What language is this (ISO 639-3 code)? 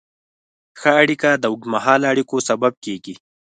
pus